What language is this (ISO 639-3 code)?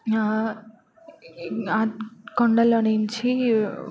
tel